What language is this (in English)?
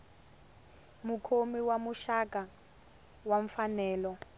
Tsonga